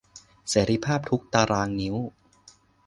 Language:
Thai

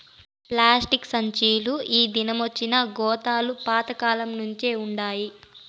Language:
Telugu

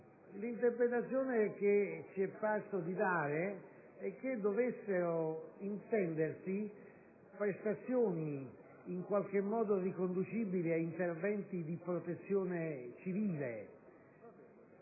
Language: Italian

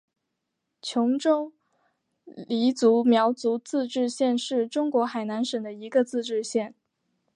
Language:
Chinese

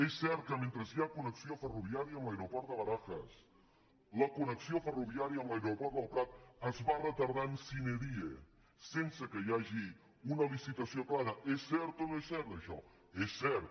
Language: Catalan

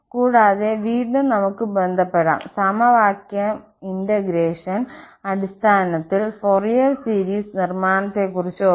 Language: Malayalam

